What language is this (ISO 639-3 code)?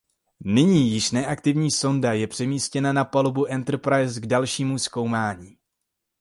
ces